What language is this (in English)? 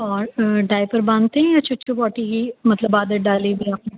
Urdu